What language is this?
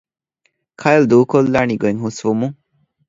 Divehi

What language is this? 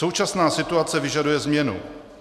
Czech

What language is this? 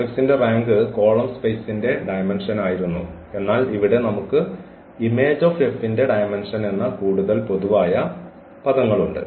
Malayalam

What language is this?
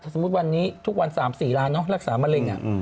Thai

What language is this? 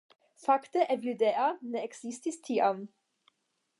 Esperanto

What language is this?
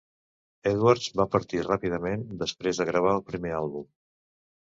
Catalan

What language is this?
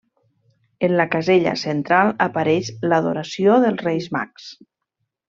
Catalan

